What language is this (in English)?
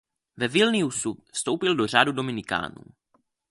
Czech